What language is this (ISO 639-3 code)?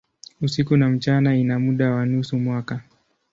swa